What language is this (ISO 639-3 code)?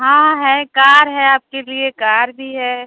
hin